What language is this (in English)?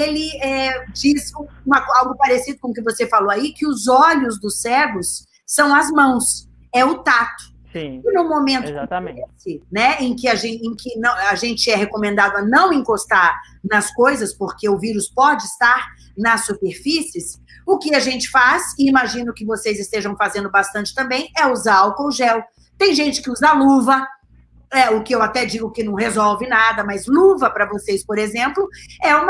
Portuguese